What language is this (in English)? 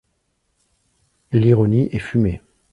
French